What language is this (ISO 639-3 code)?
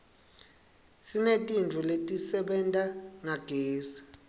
ssw